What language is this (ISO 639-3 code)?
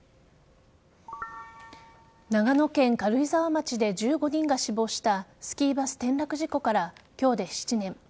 jpn